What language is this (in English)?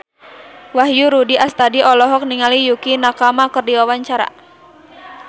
Sundanese